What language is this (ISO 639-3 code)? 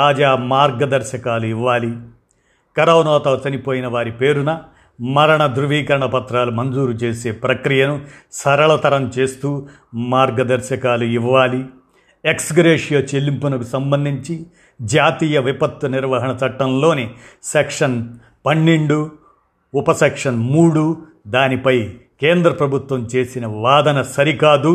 tel